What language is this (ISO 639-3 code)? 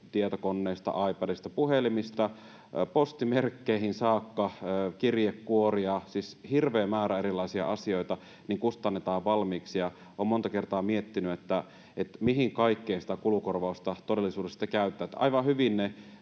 fin